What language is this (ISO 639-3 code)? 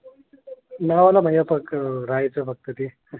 mar